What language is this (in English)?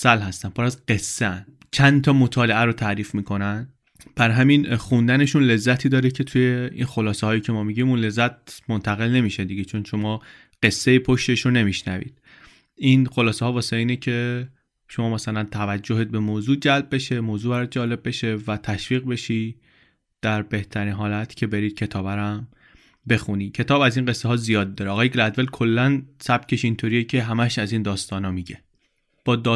Persian